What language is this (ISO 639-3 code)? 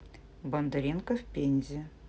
rus